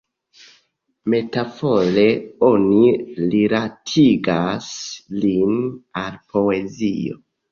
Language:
Esperanto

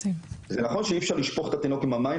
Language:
Hebrew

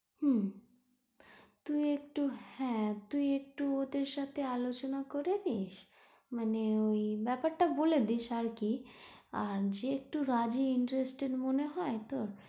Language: Bangla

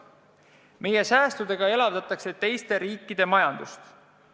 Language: Estonian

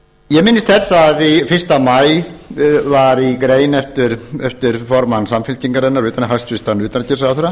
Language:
Icelandic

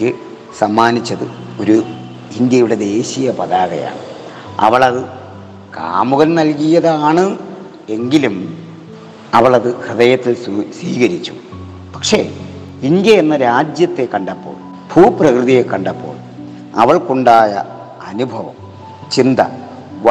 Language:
Malayalam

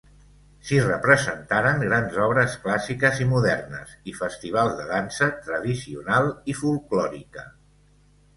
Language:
Catalan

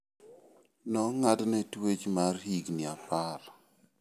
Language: Luo (Kenya and Tanzania)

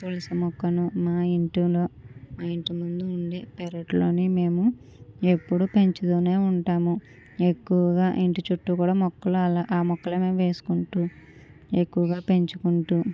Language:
Telugu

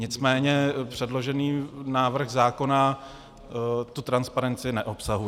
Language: Czech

